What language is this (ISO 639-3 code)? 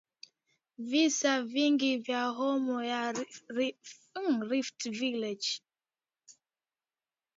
swa